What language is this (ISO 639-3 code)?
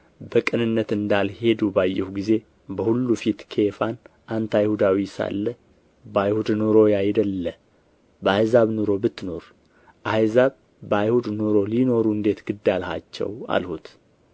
amh